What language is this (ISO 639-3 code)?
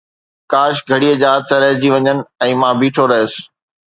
snd